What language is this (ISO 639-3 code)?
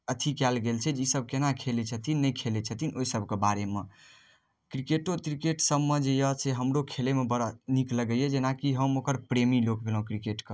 mai